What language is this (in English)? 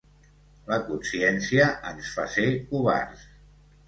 Catalan